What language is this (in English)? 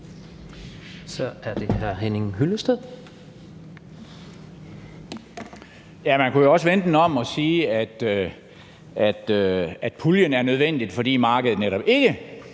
Danish